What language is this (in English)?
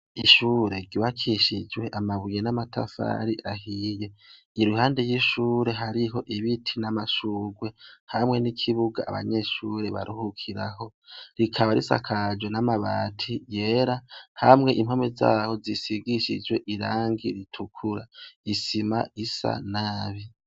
Rundi